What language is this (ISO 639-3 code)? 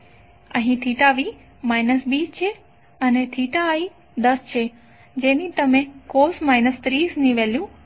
guj